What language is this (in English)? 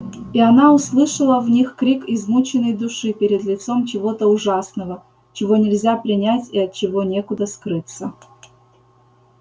Russian